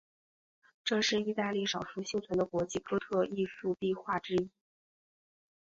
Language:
Chinese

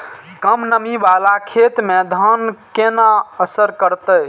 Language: Maithili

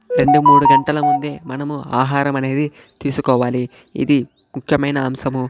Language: Telugu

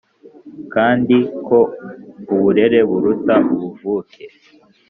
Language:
Kinyarwanda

